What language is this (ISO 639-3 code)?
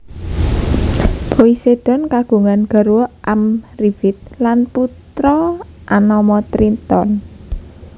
jav